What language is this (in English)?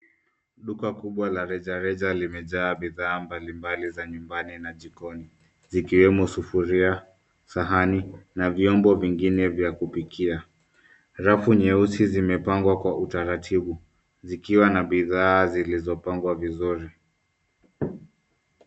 Swahili